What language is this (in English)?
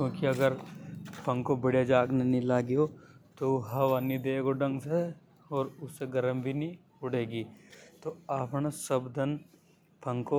Hadothi